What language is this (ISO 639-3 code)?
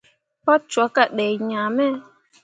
mua